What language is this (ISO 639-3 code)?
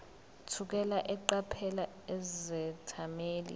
zul